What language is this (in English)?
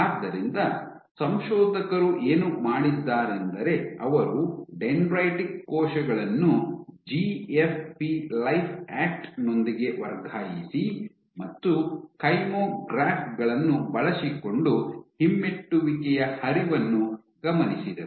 Kannada